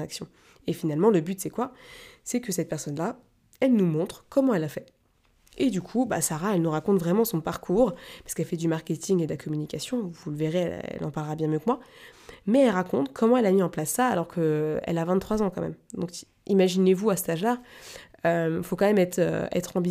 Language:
French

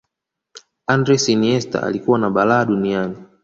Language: Swahili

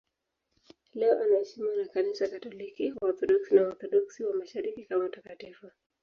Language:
Swahili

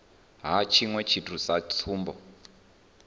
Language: Venda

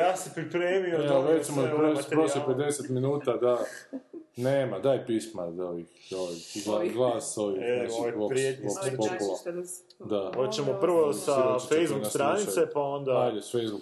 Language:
Croatian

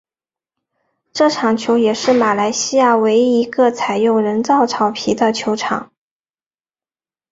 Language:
Chinese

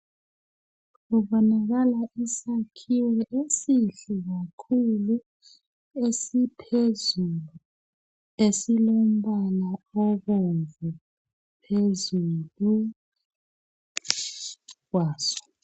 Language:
North Ndebele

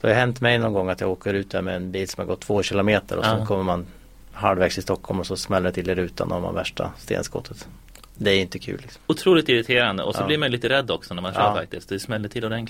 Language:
Swedish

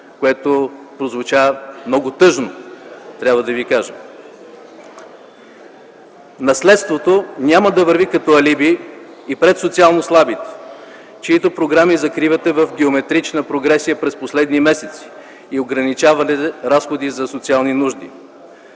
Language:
Bulgarian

